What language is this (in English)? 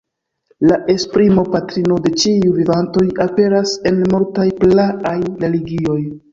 Esperanto